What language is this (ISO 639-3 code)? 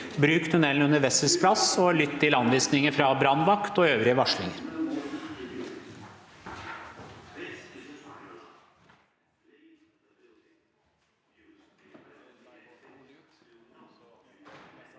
nor